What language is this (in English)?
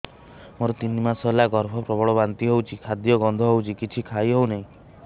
Odia